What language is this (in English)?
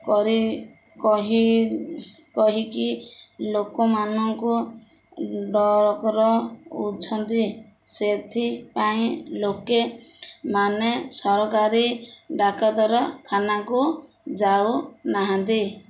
Odia